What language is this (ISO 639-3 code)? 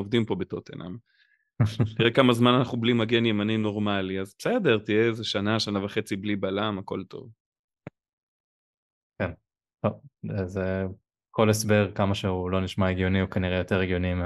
heb